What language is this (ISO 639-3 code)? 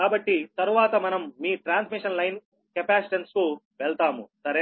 tel